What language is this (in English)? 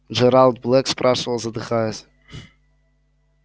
Russian